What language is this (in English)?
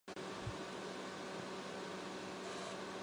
Chinese